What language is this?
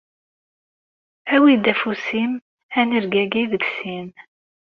Kabyle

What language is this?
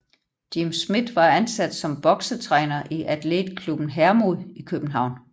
Danish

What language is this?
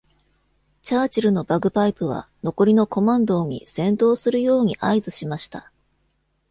Japanese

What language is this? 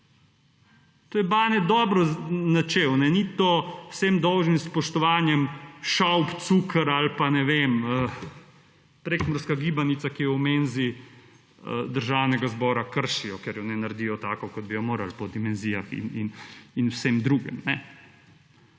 Slovenian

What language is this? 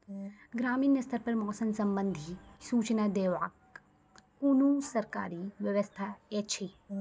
Maithili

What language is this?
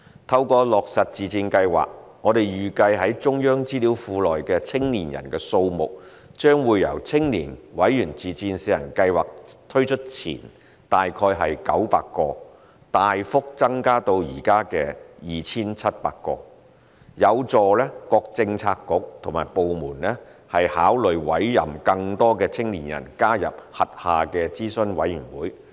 Cantonese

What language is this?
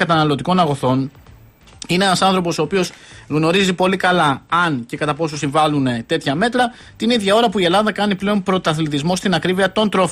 Greek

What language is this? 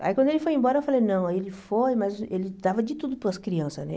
Portuguese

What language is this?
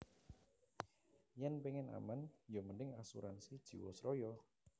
Javanese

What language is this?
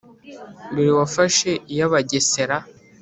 Kinyarwanda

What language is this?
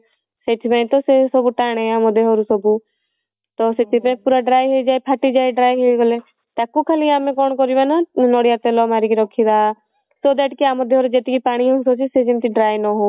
Odia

